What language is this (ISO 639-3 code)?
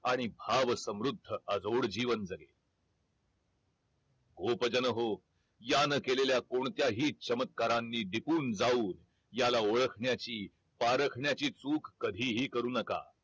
mar